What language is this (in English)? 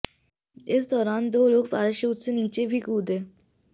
Hindi